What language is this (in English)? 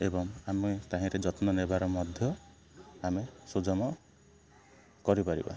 Odia